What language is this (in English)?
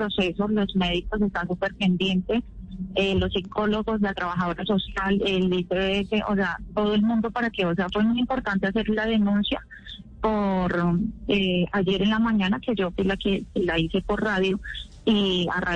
Spanish